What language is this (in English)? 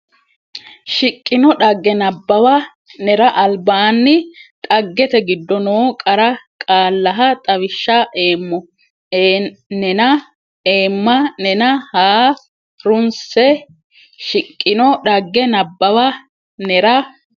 Sidamo